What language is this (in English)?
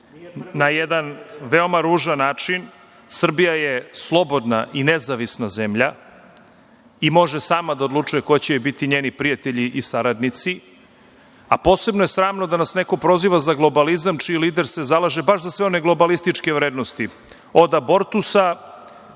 Serbian